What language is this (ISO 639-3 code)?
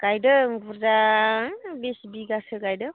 brx